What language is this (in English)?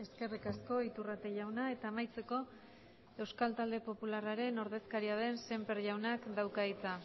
Basque